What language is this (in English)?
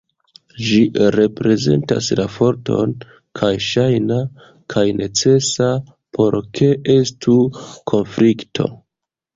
Esperanto